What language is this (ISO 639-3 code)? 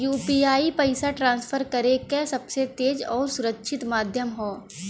bho